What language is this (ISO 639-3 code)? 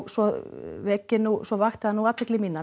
isl